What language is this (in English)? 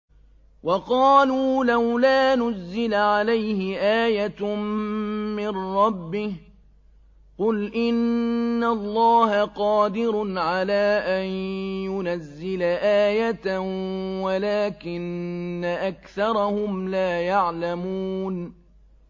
Arabic